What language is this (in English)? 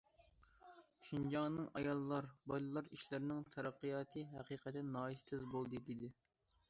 Uyghur